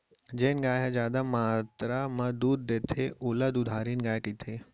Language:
Chhattisgarhi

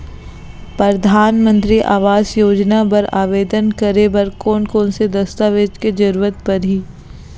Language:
Chhattisgarhi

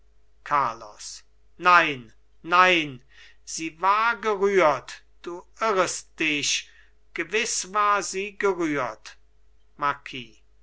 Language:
German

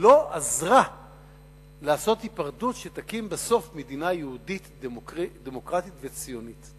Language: Hebrew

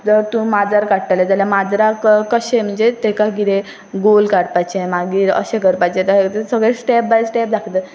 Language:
Konkani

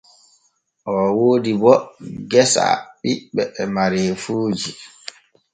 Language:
Borgu Fulfulde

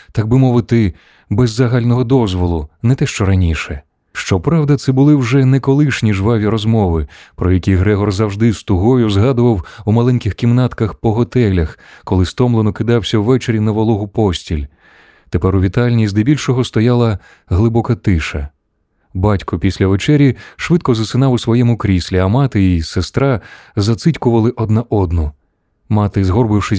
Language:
Ukrainian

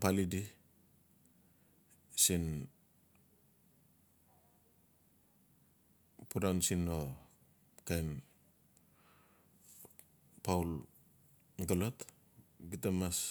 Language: Notsi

